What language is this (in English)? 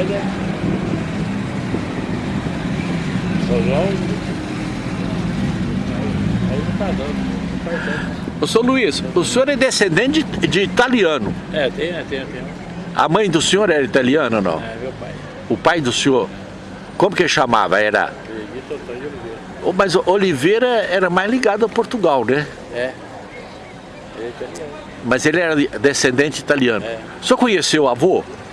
Portuguese